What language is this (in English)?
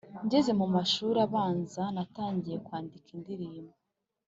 Kinyarwanda